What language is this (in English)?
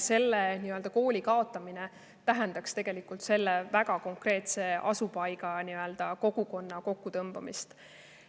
Estonian